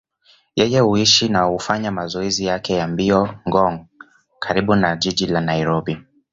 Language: Swahili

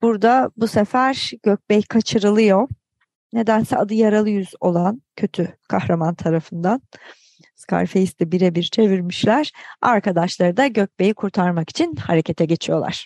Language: Turkish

